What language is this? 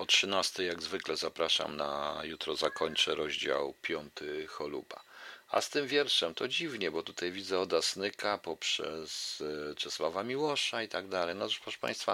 Polish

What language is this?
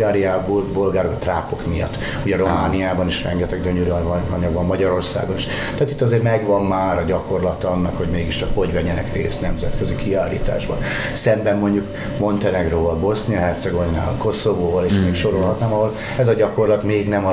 Hungarian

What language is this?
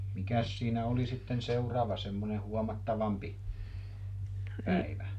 Finnish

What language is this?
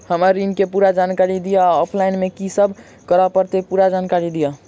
Maithili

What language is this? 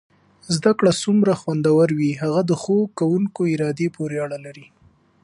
Pashto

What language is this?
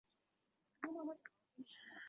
Chinese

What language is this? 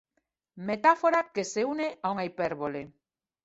Galician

